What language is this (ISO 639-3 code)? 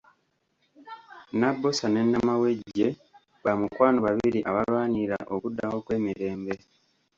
lug